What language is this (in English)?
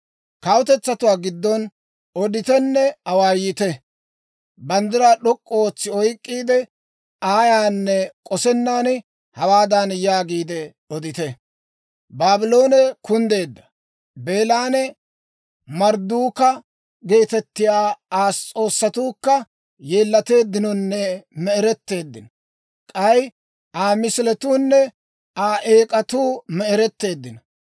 Dawro